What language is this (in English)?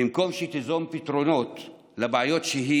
Hebrew